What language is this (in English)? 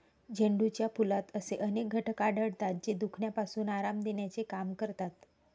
Marathi